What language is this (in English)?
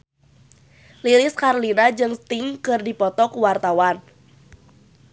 Sundanese